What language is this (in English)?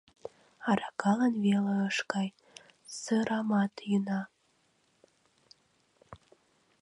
Mari